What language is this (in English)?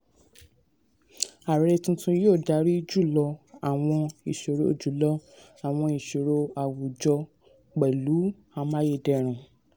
Yoruba